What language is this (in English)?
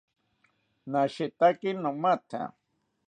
South Ucayali Ashéninka